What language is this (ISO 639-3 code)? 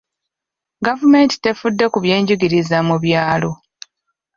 lug